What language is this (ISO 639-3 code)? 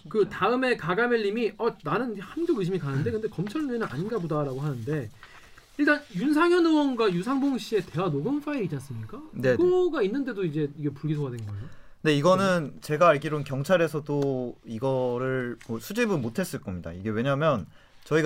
kor